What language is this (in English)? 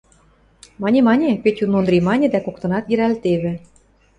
Western Mari